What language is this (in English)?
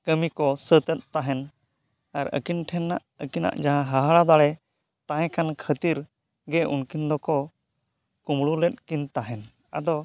Santali